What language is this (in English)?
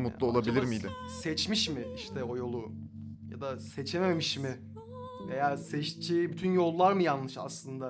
Turkish